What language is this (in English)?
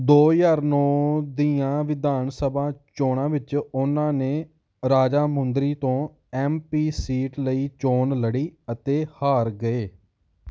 Punjabi